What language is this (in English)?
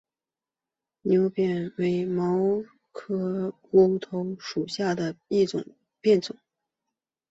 Chinese